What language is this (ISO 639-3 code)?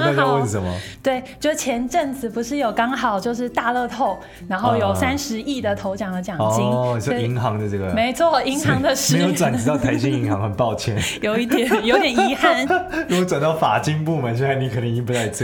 zho